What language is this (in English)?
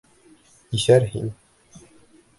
Bashkir